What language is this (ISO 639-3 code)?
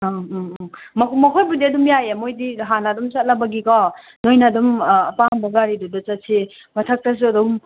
mni